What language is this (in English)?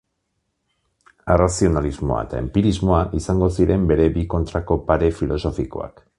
Basque